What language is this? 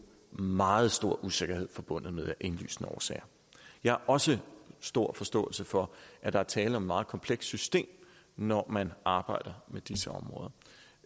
Danish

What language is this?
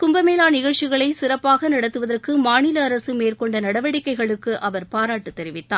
Tamil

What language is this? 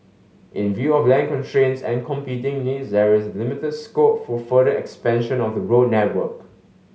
English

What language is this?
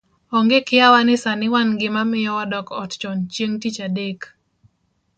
Luo (Kenya and Tanzania)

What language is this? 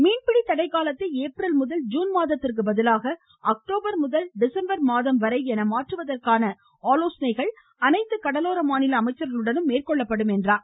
Tamil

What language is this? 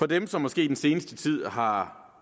Danish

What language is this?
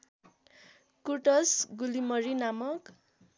Nepali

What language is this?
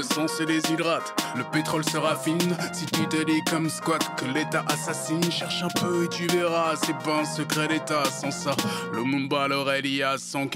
French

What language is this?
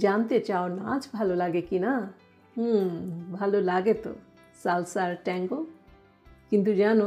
Bangla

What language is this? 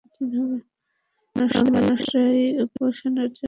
Bangla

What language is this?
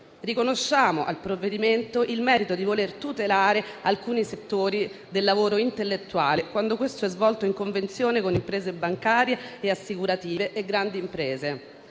Italian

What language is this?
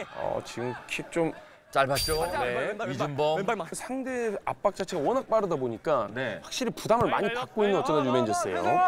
Korean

